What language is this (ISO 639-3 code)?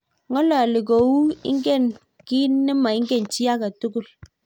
kln